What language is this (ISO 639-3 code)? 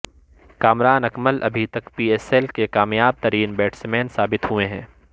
urd